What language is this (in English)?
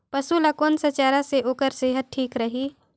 Chhattisgarhi